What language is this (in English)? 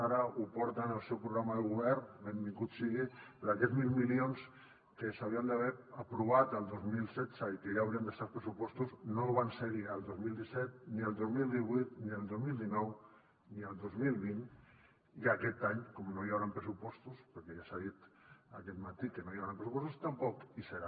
Catalan